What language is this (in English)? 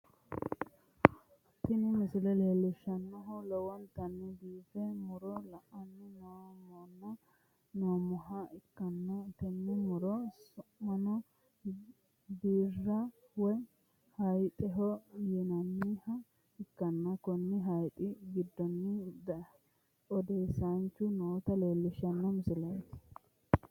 Sidamo